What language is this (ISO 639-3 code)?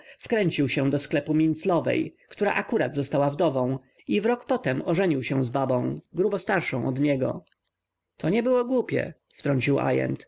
pol